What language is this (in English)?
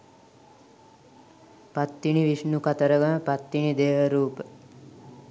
Sinhala